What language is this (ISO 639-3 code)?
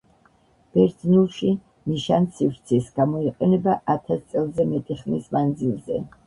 kat